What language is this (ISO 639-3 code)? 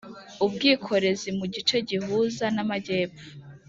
kin